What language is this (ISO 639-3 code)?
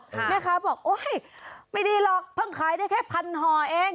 tha